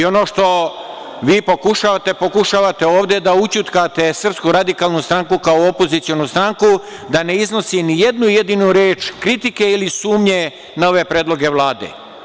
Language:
Serbian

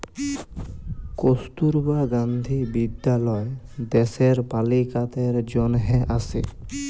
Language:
Bangla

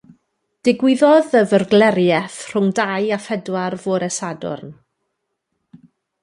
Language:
Welsh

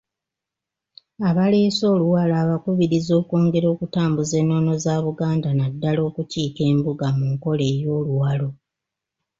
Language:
Ganda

